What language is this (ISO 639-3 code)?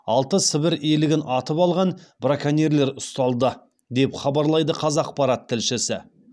kaz